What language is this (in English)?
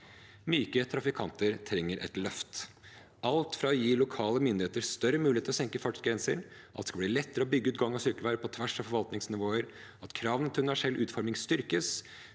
Norwegian